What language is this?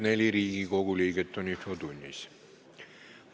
Estonian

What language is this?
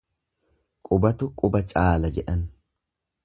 Oromo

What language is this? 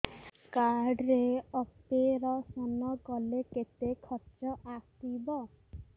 Odia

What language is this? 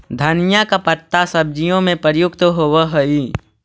Magahi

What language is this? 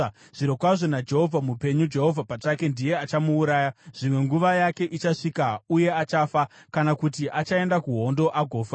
Shona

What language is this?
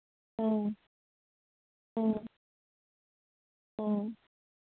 Manipuri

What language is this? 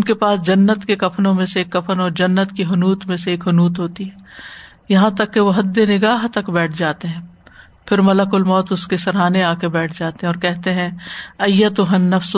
Urdu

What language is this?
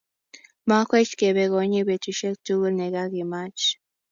Kalenjin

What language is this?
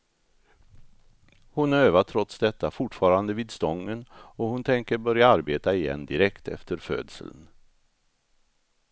Swedish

